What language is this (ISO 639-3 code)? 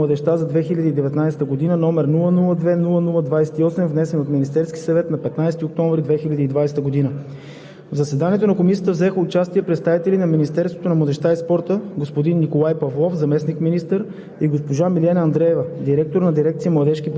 bul